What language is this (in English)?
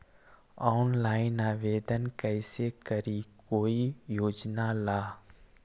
Magahi